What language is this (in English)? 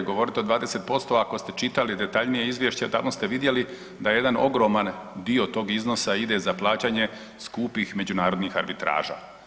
Croatian